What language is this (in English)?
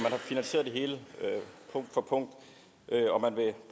Danish